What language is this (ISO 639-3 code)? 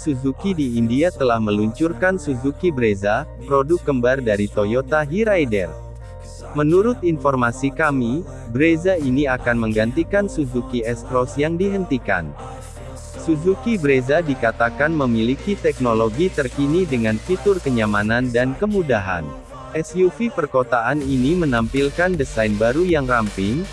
ind